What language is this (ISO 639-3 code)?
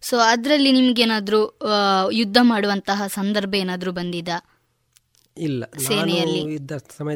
kan